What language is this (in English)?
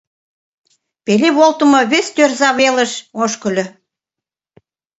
Mari